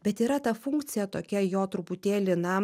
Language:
Lithuanian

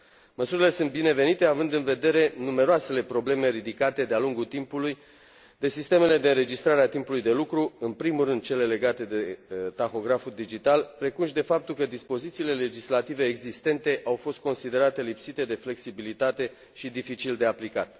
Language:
Romanian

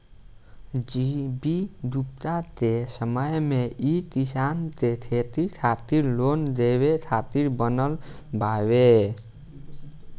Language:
Bhojpuri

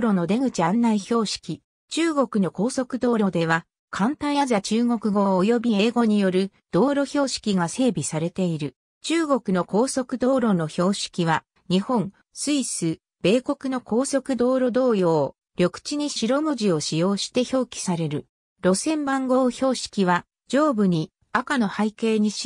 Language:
Japanese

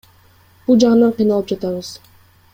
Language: Kyrgyz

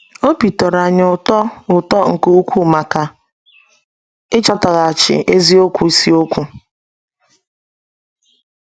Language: Igbo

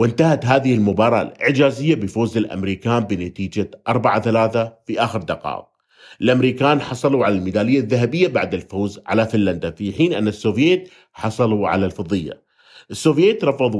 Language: Arabic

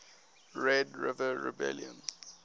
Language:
English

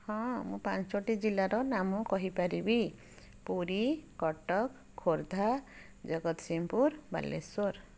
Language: Odia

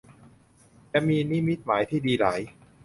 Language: Thai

